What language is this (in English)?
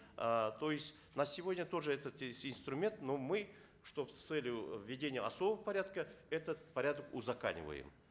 Kazakh